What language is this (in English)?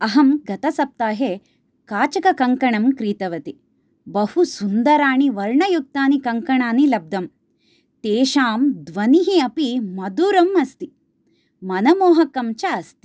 Sanskrit